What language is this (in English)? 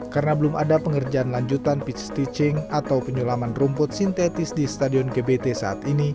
Indonesian